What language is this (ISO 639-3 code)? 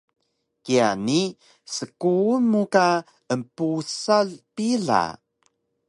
trv